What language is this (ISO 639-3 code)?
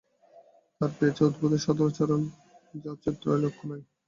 ben